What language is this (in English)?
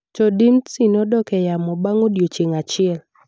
Luo (Kenya and Tanzania)